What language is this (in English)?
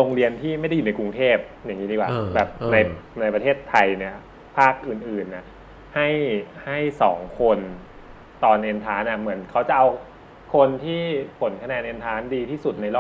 Thai